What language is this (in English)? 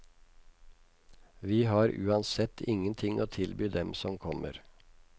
Norwegian